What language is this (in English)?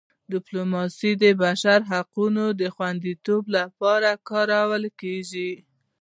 Pashto